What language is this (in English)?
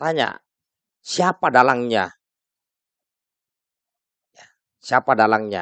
Indonesian